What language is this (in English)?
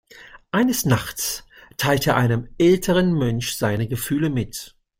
German